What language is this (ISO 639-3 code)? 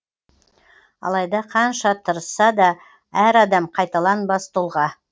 kaz